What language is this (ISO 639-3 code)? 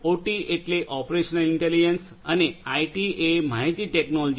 guj